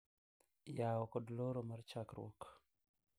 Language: Luo (Kenya and Tanzania)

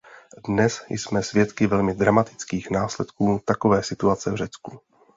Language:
Czech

